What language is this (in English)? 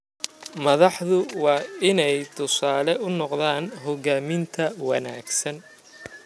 Somali